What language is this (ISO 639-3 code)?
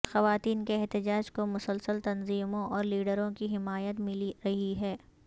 urd